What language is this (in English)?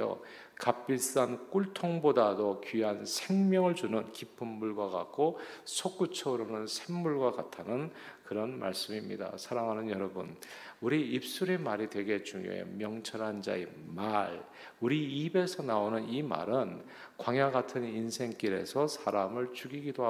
Korean